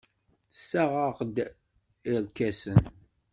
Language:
Kabyle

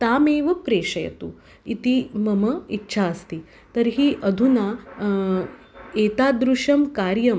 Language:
Sanskrit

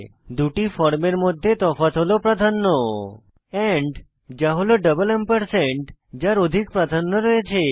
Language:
Bangla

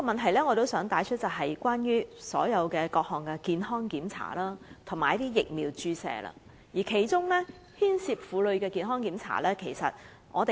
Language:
Cantonese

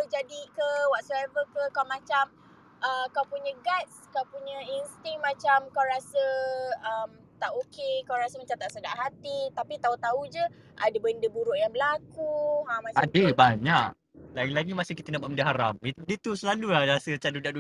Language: Malay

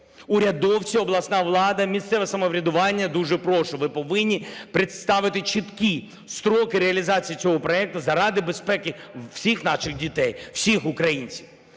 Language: Ukrainian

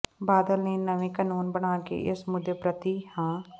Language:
Punjabi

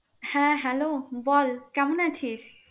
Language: Bangla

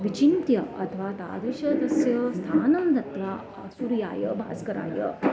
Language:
Sanskrit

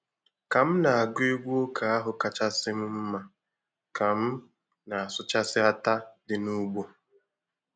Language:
Igbo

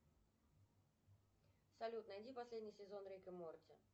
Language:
Russian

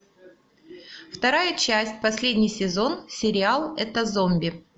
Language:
Russian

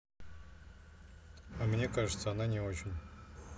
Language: Russian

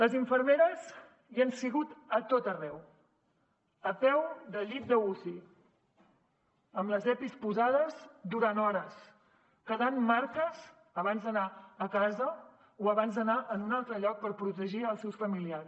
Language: Catalan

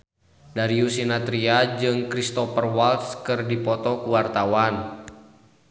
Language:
Sundanese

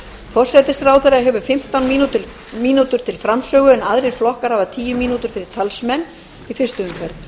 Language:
Icelandic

